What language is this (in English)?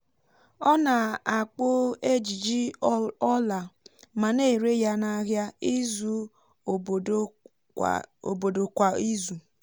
Igbo